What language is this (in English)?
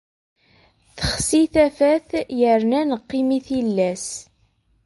Kabyle